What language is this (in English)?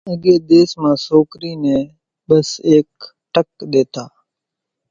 Kachi Koli